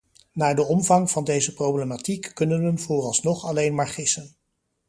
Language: Dutch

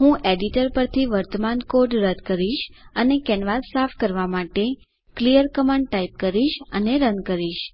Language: Gujarati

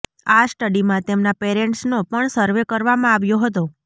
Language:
Gujarati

